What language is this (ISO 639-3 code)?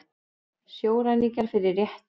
isl